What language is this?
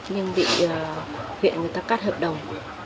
Vietnamese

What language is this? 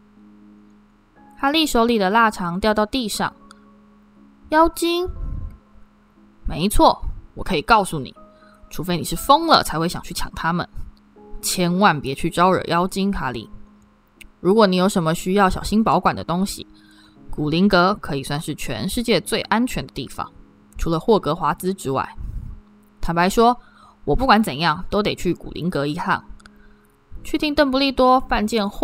Chinese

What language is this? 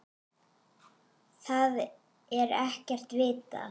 Icelandic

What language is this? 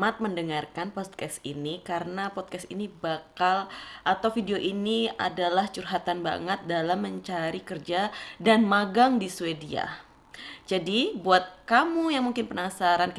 Indonesian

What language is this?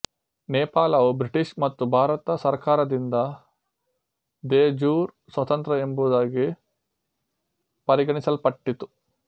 Kannada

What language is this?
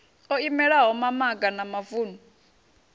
Venda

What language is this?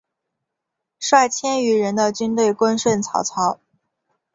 Chinese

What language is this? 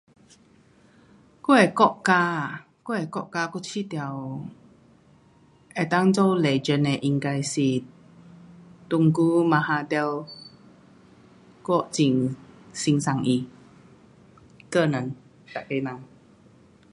Pu-Xian Chinese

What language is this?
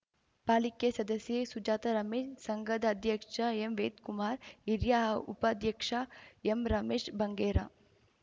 Kannada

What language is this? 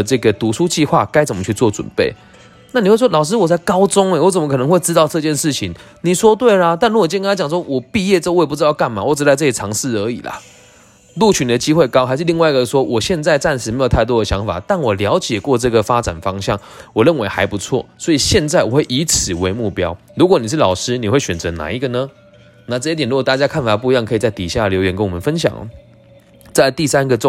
Chinese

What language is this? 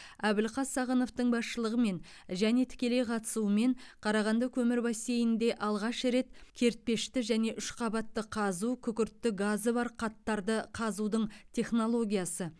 Kazakh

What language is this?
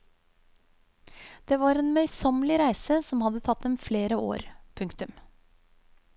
Norwegian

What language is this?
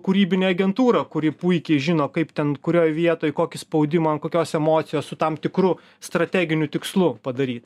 Lithuanian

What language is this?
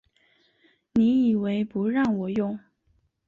Chinese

